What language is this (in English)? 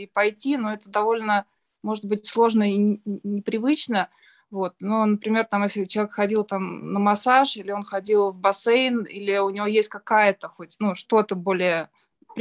Russian